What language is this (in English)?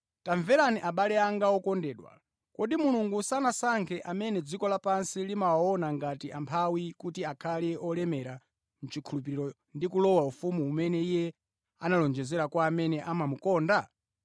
Nyanja